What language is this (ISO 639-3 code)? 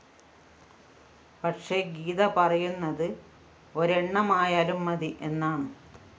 mal